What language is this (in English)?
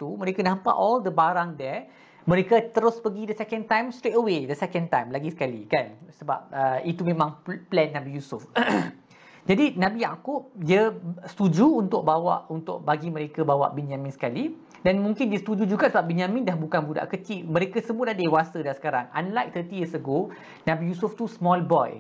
Malay